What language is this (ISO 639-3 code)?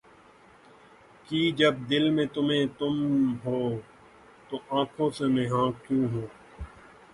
urd